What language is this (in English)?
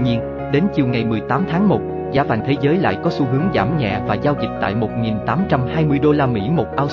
Vietnamese